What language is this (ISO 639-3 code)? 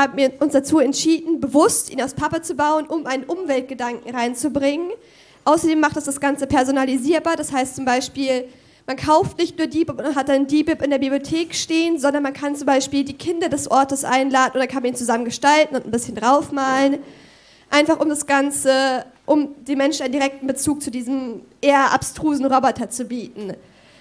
deu